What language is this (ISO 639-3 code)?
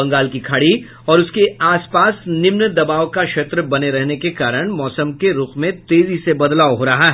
hin